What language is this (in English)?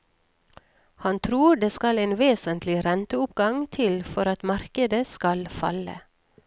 Norwegian